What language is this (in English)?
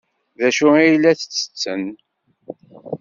Kabyle